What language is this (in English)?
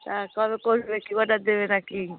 Bangla